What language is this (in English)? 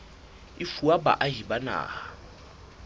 Southern Sotho